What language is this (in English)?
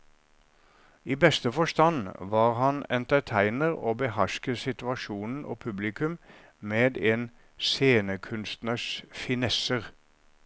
Norwegian